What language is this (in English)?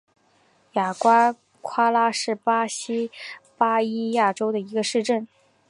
Chinese